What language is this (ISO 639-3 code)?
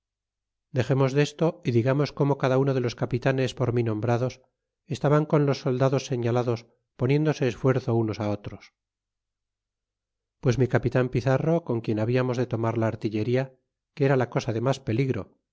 spa